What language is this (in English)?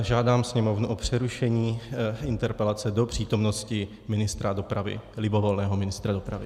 Czech